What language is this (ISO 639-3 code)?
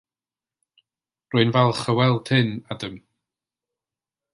cym